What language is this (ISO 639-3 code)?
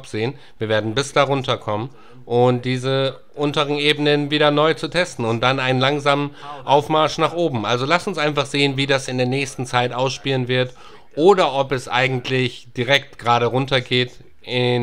deu